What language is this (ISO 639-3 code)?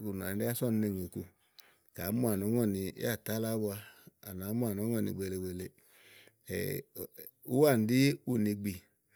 ahl